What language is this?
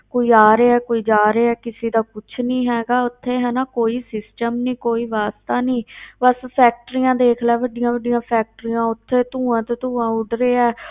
Punjabi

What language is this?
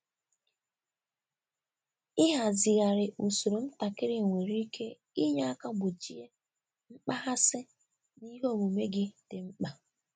Igbo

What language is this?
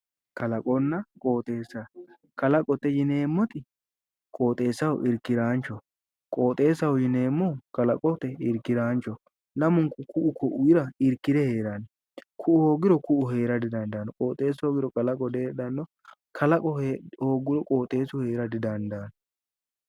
Sidamo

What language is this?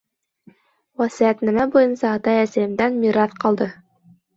Bashkir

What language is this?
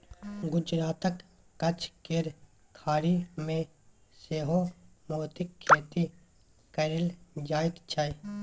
Maithili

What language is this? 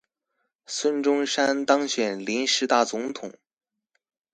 Chinese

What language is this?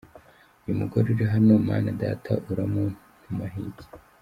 Kinyarwanda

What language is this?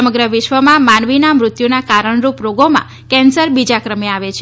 Gujarati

